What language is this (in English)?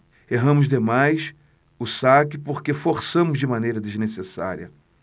Portuguese